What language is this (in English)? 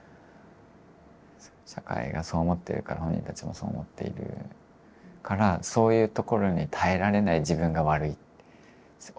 Japanese